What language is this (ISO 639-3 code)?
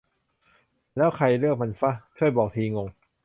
tha